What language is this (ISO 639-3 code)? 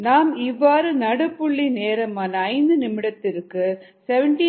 tam